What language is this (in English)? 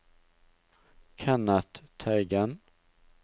Norwegian